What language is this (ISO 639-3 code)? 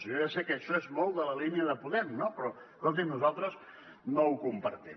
cat